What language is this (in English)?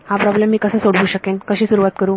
Marathi